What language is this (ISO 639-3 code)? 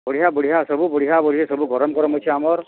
ori